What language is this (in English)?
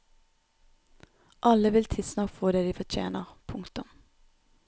Norwegian